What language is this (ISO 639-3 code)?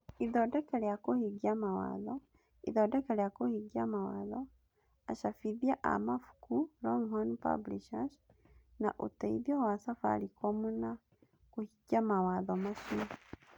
kik